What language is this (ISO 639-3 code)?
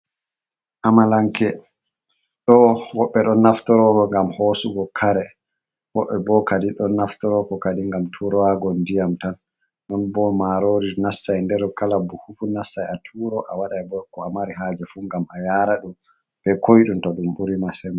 ful